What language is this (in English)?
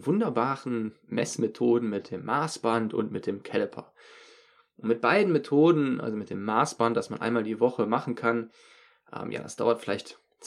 German